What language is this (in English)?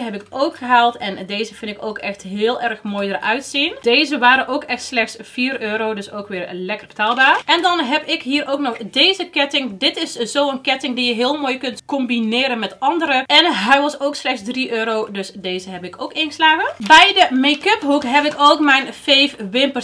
Dutch